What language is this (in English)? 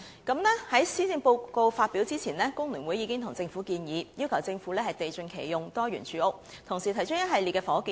Cantonese